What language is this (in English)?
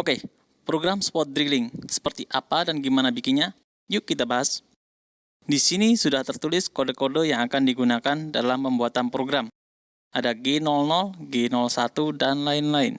Indonesian